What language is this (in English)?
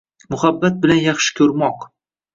Uzbek